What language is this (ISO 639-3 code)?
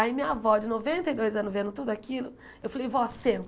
por